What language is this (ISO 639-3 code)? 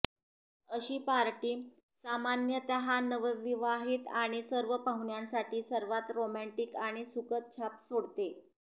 mar